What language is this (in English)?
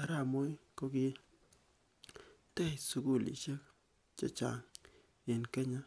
Kalenjin